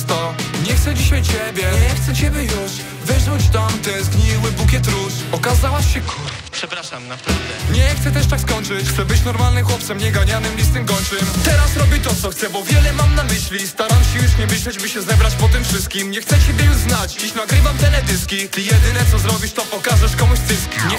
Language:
Polish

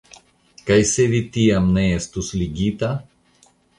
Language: Esperanto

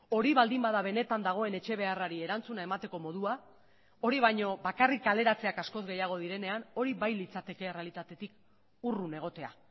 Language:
Basque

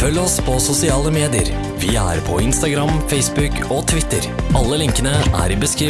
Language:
Norwegian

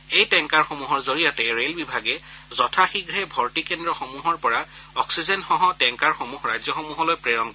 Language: Assamese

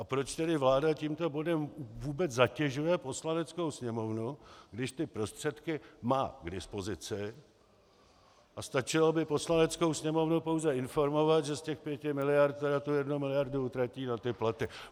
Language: Czech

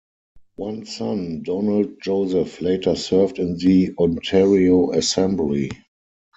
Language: English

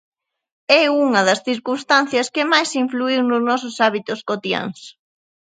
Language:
Galician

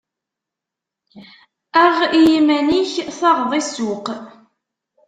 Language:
Kabyle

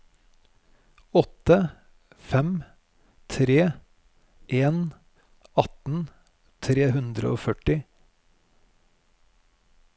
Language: Norwegian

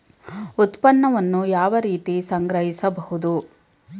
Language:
Kannada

